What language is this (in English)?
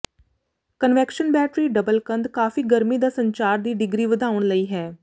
Punjabi